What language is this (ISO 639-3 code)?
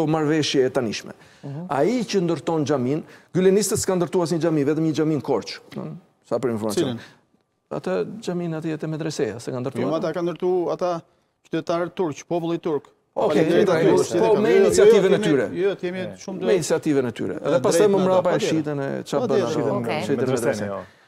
ron